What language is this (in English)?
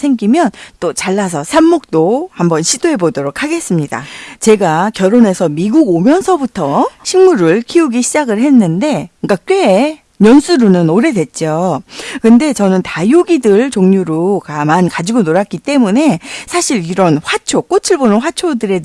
Korean